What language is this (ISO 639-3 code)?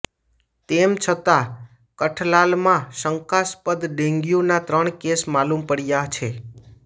guj